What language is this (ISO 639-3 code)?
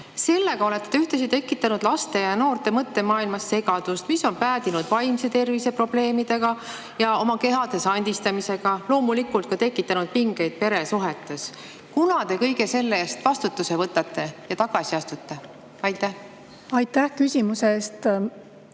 est